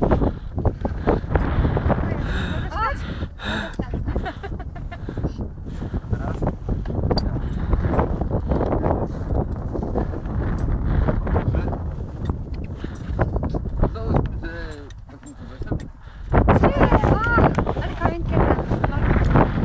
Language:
Polish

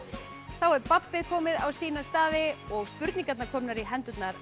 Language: Icelandic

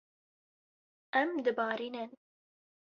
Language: Kurdish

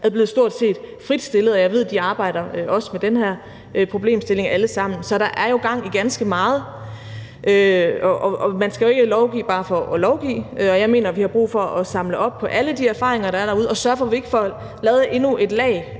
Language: Danish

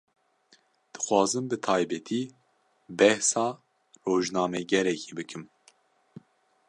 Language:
Kurdish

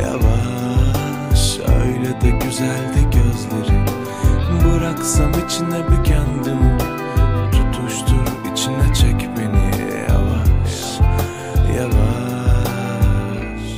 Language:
Turkish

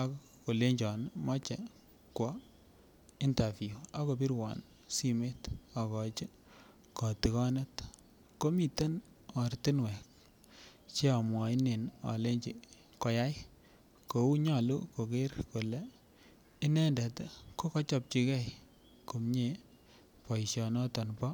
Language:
Kalenjin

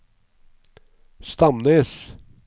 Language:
Norwegian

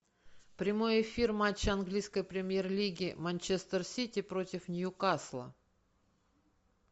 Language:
Russian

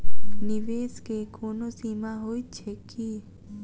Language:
Maithili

